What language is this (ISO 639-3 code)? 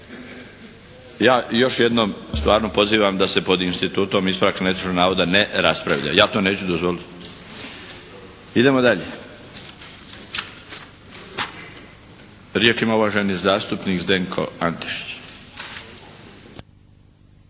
hrv